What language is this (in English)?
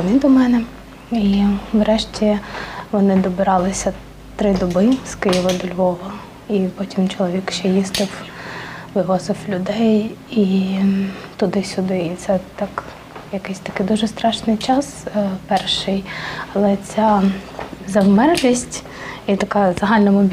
Ukrainian